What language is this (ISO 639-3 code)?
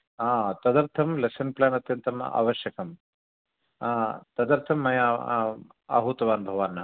san